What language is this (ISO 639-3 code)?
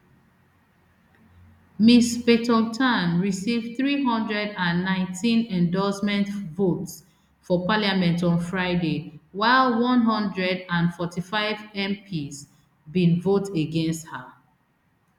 pcm